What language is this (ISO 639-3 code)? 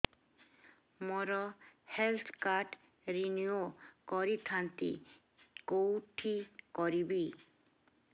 ori